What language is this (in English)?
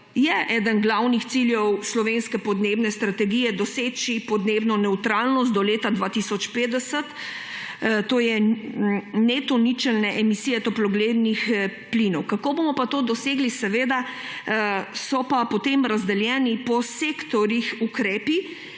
Slovenian